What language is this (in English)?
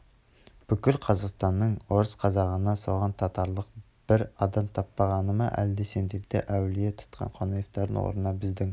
Kazakh